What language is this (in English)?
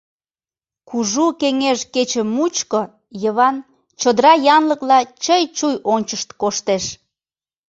Mari